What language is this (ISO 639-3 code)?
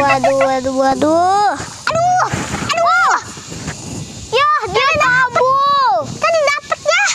ind